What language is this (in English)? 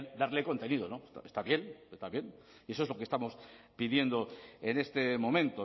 Spanish